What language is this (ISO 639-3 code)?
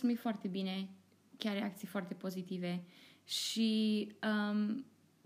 ron